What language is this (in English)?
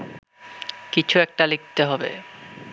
Bangla